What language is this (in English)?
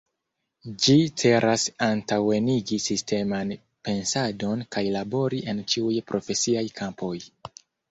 Esperanto